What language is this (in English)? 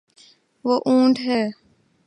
Urdu